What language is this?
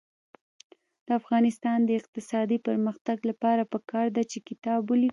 Pashto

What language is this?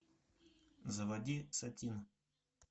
Russian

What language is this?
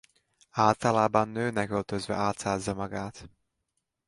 Hungarian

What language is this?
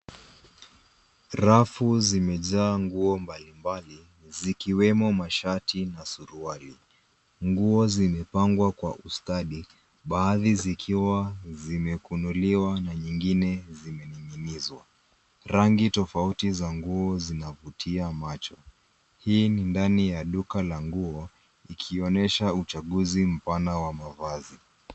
Swahili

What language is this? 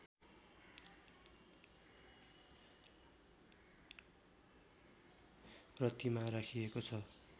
Nepali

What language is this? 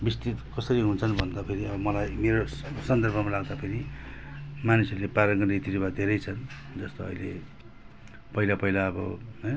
Nepali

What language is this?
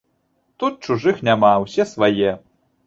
Belarusian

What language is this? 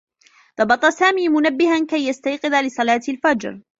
Arabic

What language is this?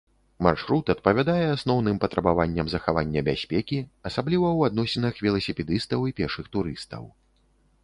Belarusian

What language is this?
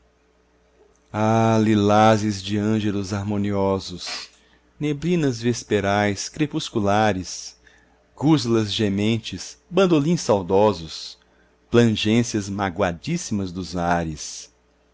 Portuguese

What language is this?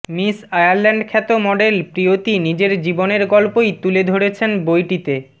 Bangla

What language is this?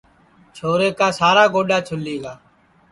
Sansi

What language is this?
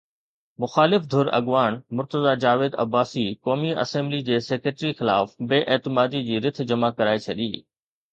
Sindhi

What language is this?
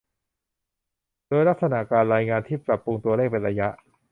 Thai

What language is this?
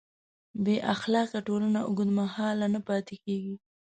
Pashto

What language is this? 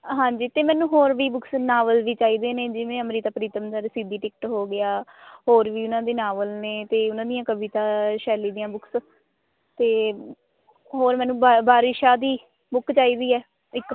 Punjabi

